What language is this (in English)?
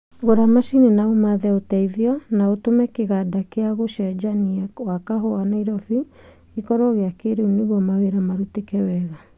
Kikuyu